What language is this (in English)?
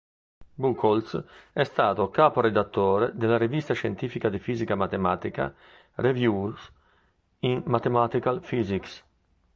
Italian